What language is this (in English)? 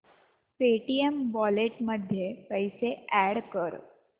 Marathi